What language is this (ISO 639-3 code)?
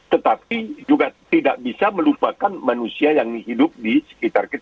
ind